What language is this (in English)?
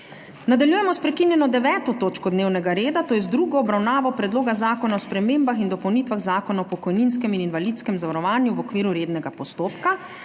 Slovenian